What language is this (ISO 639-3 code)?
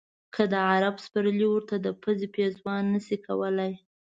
pus